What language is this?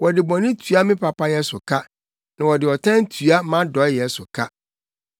Akan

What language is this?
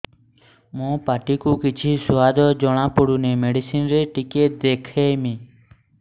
Odia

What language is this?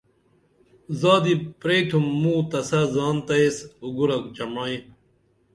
Dameli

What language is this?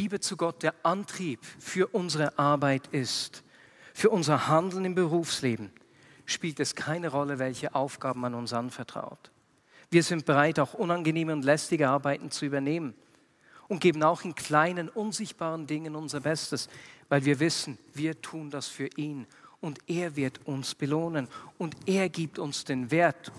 German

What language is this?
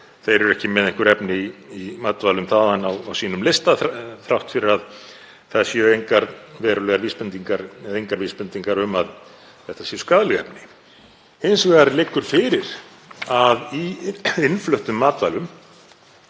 Icelandic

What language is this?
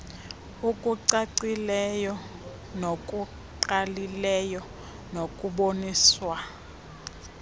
Xhosa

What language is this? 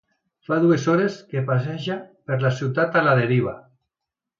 Catalan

